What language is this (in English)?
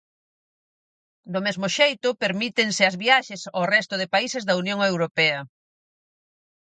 Galician